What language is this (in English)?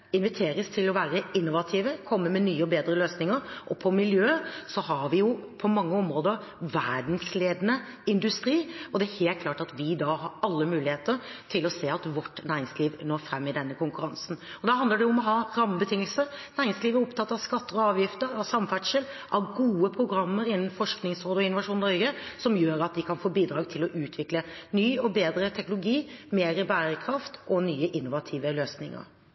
Norwegian Bokmål